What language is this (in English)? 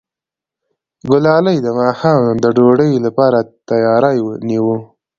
Pashto